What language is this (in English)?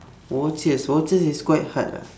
English